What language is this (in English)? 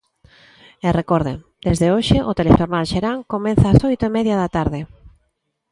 Galician